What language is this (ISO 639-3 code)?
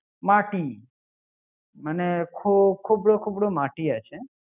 ben